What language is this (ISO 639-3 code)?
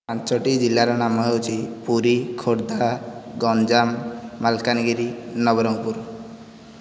ori